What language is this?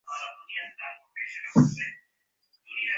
Bangla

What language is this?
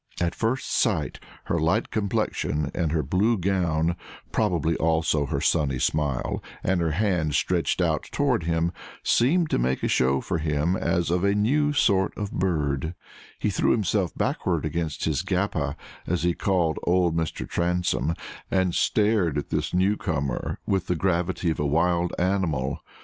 English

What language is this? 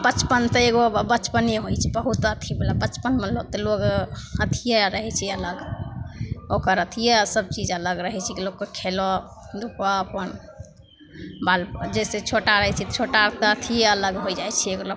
Maithili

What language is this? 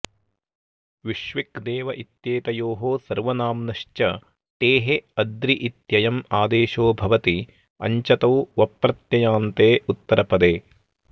Sanskrit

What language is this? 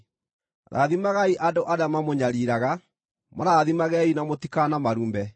Kikuyu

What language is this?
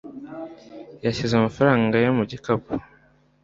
Kinyarwanda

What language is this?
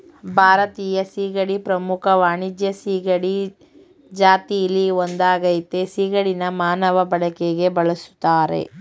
Kannada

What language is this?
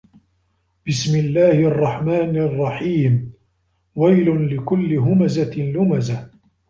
Arabic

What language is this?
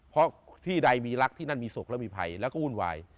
Thai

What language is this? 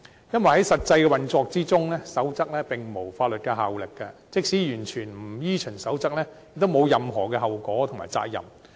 Cantonese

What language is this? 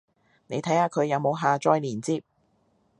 Cantonese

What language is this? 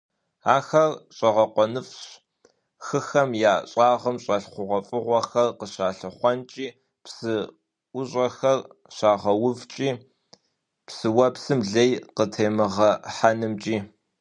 Kabardian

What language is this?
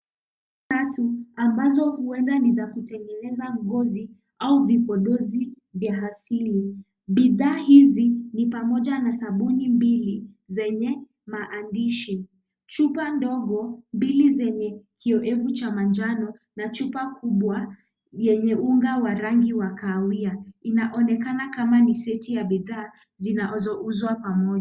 Swahili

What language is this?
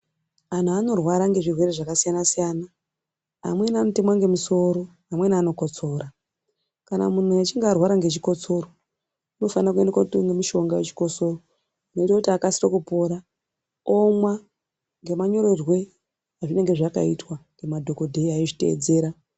Ndau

